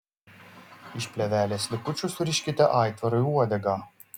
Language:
Lithuanian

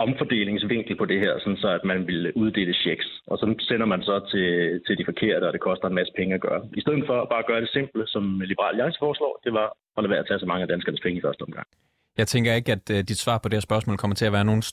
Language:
Danish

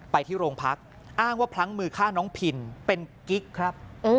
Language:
Thai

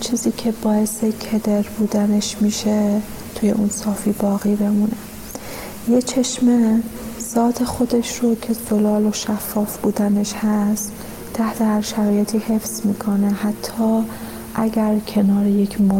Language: Persian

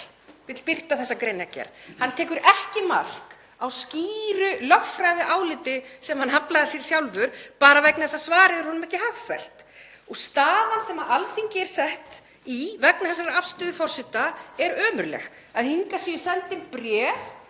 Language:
Icelandic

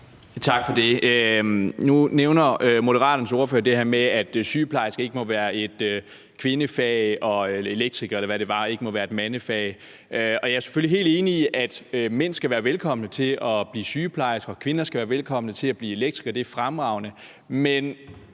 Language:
Danish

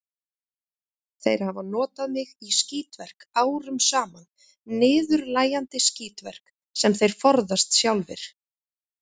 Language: Icelandic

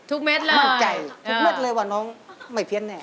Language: Thai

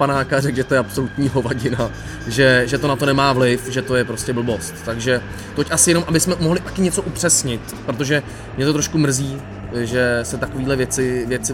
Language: Czech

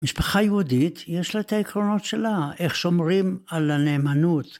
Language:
Hebrew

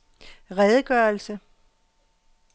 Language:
Danish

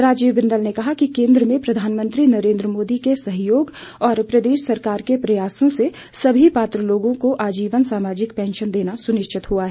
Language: Hindi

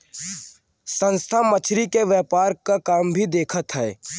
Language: Bhojpuri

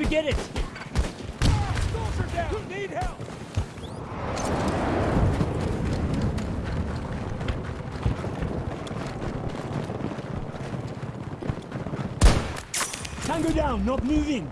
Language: English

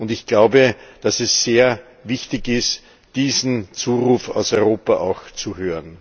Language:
German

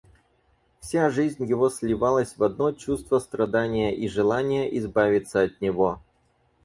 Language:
Russian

